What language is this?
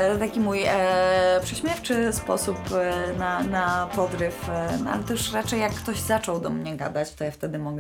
Polish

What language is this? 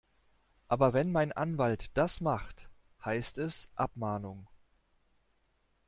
German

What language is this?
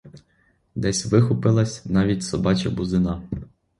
Ukrainian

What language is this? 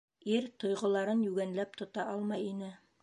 Bashkir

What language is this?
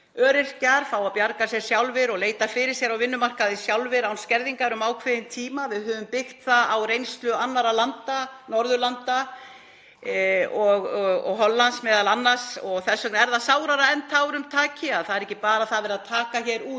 Icelandic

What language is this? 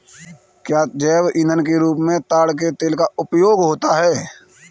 Hindi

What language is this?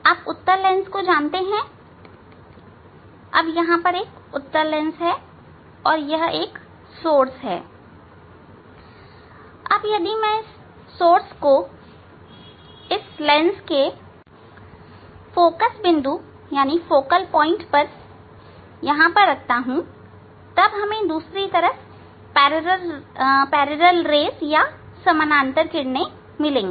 Hindi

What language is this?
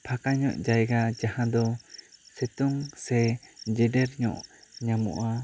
Santali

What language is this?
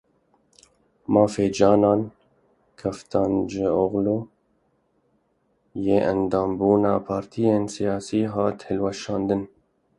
Kurdish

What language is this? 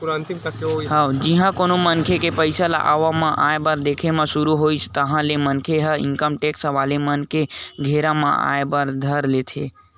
Chhattisgarhi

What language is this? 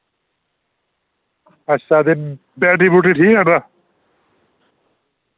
Dogri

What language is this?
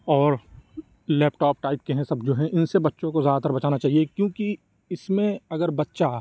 Urdu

